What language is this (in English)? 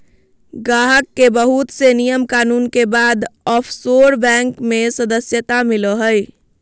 Magahi